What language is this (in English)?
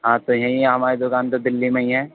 Urdu